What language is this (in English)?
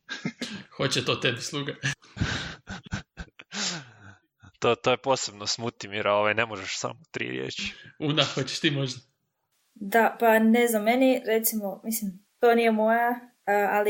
Croatian